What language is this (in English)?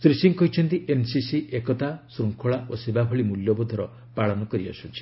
Odia